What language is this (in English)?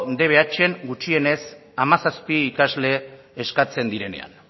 Basque